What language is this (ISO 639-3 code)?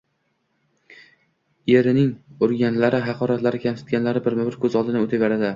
uzb